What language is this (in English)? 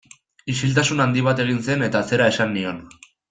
Basque